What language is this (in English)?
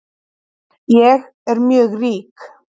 Icelandic